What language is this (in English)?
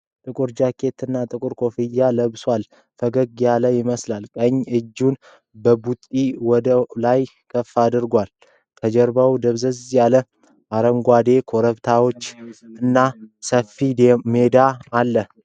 Amharic